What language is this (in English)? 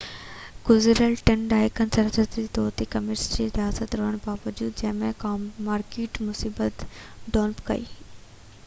Sindhi